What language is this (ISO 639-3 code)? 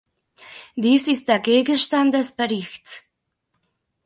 deu